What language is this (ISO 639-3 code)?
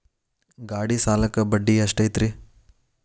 kan